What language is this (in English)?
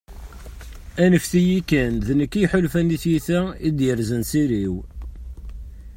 Kabyle